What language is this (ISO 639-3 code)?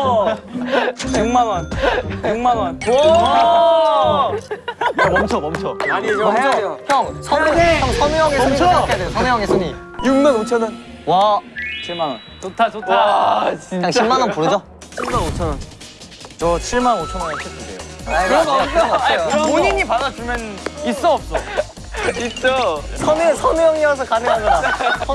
kor